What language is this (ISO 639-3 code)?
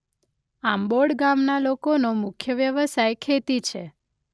guj